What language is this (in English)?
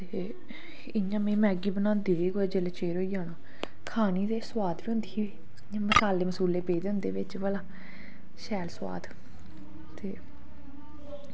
Dogri